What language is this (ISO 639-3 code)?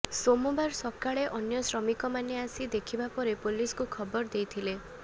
ori